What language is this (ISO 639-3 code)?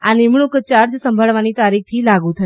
guj